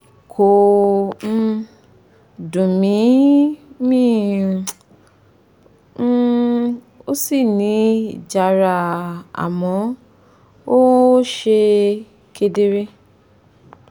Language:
Yoruba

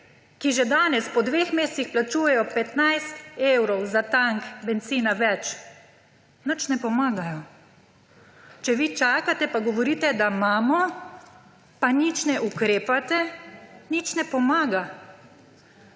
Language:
Slovenian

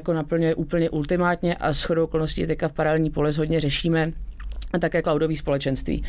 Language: Czech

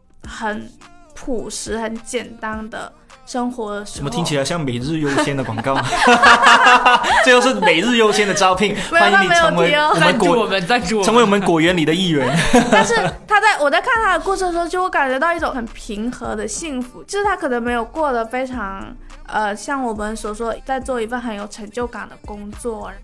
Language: Chinese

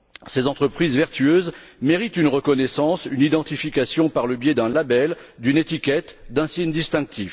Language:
French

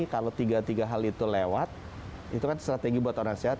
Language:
Indonesian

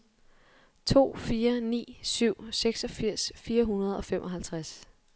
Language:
Danish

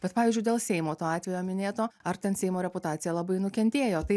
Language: Lithuanian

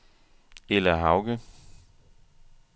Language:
Danish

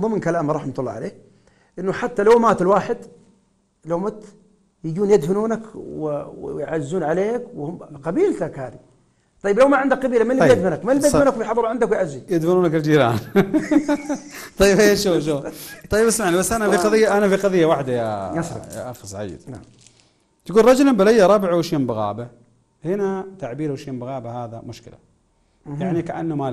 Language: Arabic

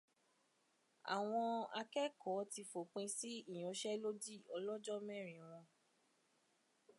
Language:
Yoruba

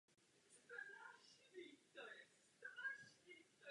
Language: Czech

